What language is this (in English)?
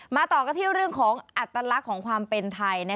Thai